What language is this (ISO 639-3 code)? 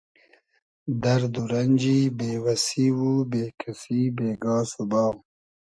haz